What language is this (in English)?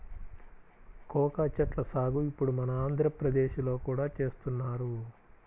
Telugu